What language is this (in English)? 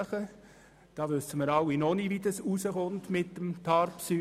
Swiss German